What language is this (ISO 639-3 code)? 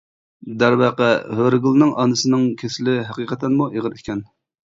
uig